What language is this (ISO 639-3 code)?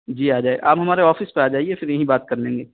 urd